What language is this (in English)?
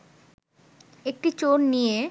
Bangla